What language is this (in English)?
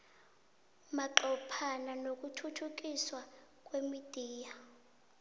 South Ndebele